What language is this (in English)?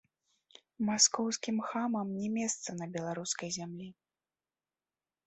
Belarusian